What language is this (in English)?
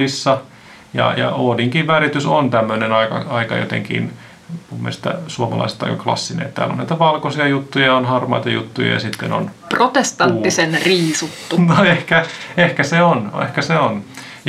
Finnish